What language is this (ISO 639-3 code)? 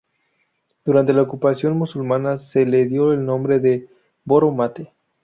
spa